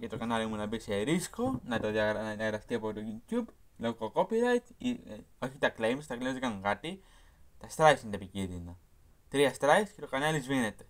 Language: Greek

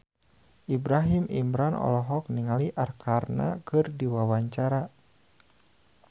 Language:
Sundanese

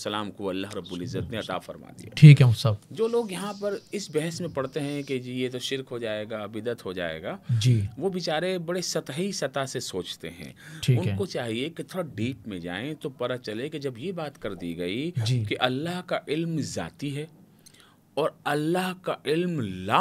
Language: Hindi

